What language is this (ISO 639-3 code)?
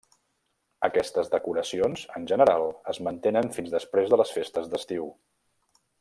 cat